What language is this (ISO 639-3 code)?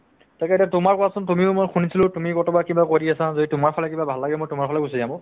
asm